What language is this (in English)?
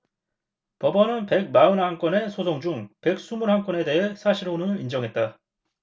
Korean